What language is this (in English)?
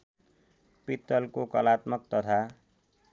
Nepali